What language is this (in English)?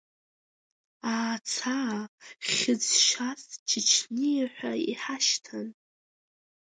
Abkhazian